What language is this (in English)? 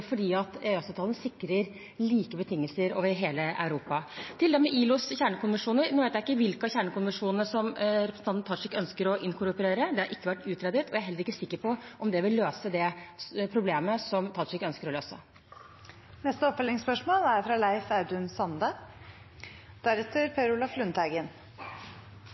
Norwegian